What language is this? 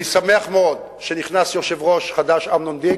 Hebrew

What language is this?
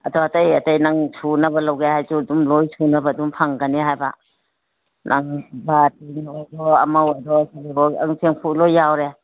Manipuri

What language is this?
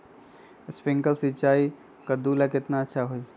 Magahi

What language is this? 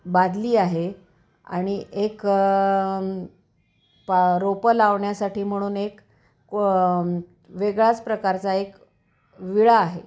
Marathi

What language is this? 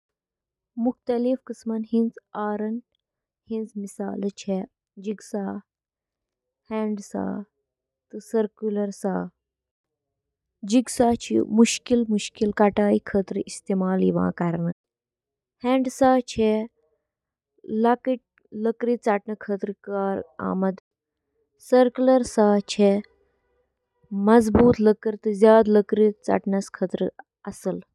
Kashmiri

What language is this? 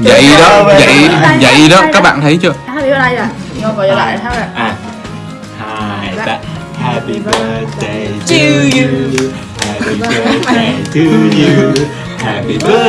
Vietnamese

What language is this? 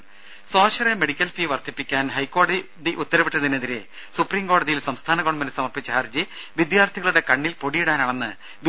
Malayalam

